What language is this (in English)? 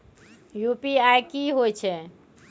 Maithili